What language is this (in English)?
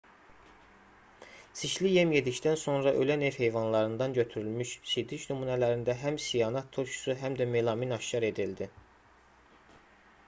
Azerbaijani